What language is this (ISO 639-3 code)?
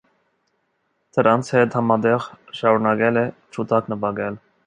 hye